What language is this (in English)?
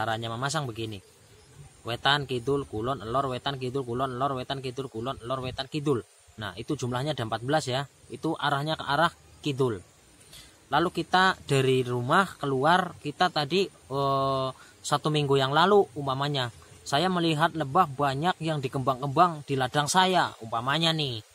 Indonesian